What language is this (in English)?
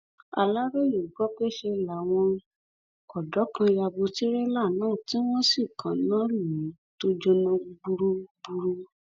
Yoruba